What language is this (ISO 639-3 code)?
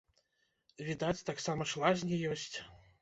bel